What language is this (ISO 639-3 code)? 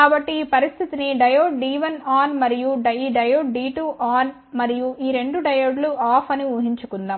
tel